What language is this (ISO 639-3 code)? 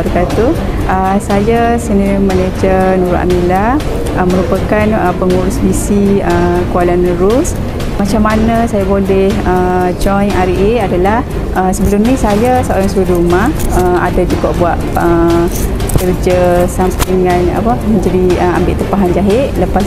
msa